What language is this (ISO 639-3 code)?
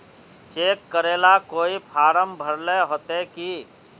mag